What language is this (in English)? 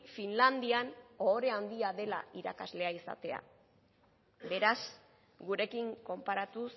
Basque